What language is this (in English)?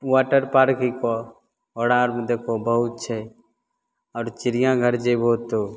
Maithili